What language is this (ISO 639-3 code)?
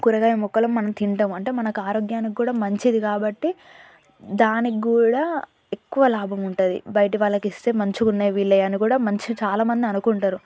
tel